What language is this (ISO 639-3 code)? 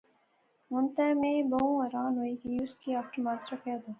phr